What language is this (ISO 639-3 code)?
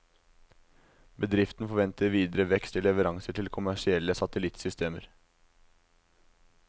nor